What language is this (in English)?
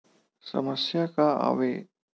Chhattisgarhi